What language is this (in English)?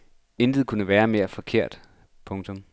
Danish